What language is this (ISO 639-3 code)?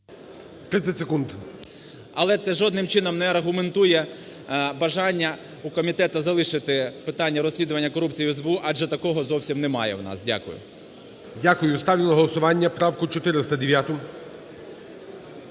ukr